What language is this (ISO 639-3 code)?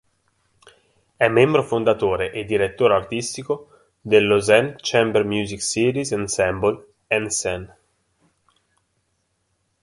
ita